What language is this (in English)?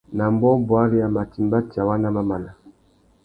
Tuki